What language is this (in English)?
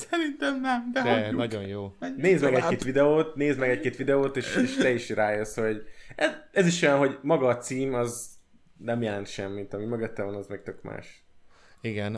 Hungarian